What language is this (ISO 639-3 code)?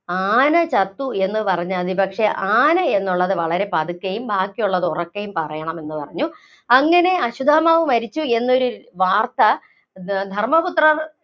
mal